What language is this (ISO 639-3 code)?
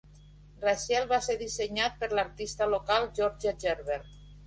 cat